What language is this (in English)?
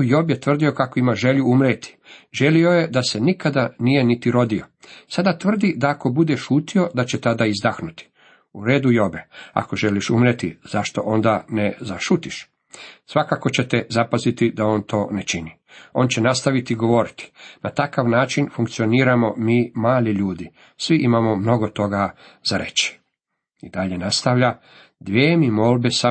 Croatian